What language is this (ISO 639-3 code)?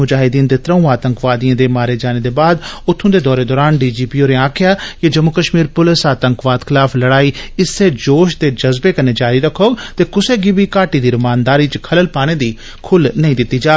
doi